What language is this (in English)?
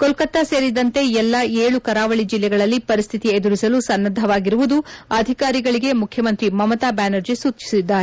Kannada